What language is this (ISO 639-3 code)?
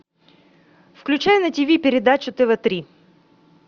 rus